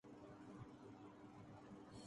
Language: Urdu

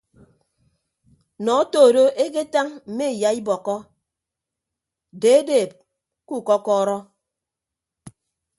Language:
Ibibio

